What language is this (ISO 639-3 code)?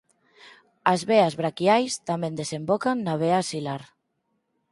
glg